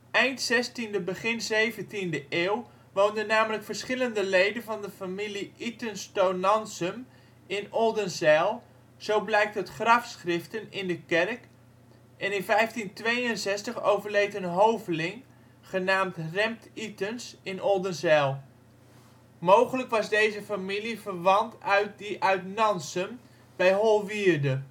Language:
Dutch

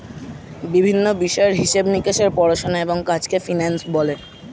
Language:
Bangla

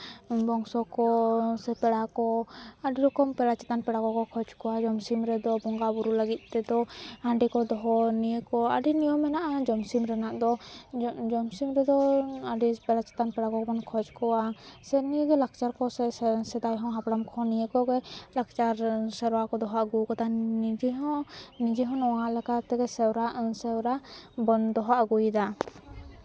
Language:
Santali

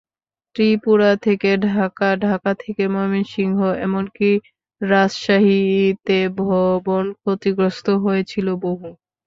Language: Bangla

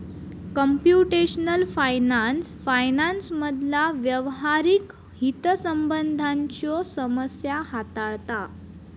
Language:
Marathi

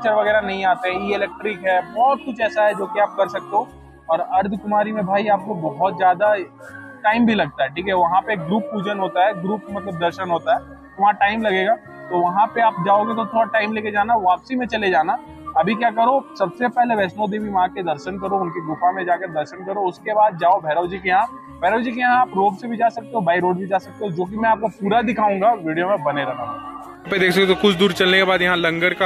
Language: Hindi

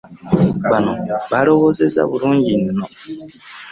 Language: Ganda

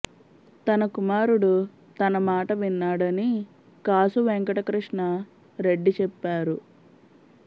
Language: Telugu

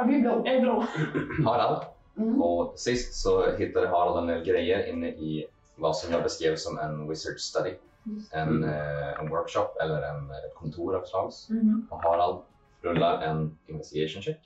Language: Swedish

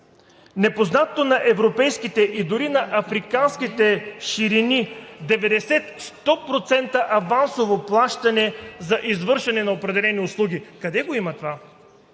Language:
Bulgarian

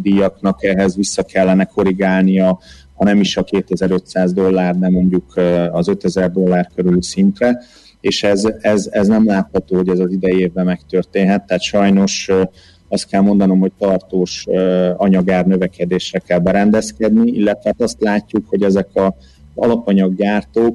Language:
Hungarian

